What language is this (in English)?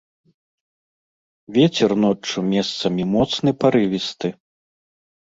Belarusian